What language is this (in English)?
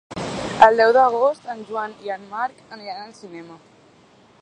Catalan